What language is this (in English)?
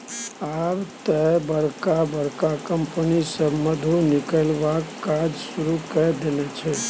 Maithili